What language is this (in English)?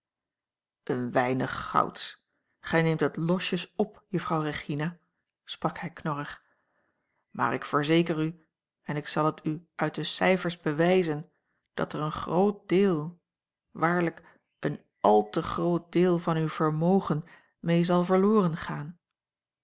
Dutch